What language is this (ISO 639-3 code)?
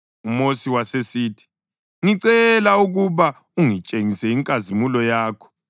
nde